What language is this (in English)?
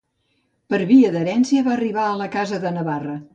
Catalan